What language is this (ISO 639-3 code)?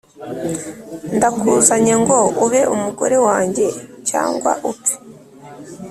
kin